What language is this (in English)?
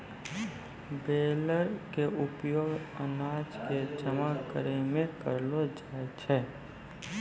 Maithili